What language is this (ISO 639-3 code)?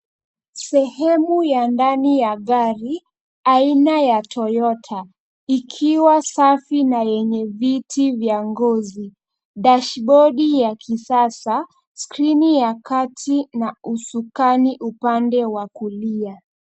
swa